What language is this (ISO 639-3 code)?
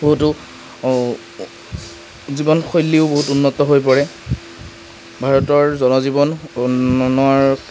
asm